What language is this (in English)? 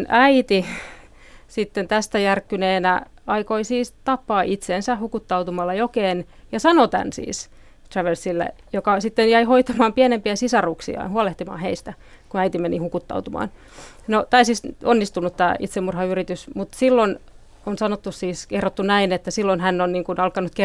Finnish